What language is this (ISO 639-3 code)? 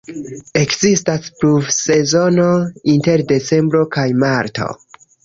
epo